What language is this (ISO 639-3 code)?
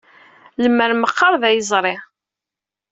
kab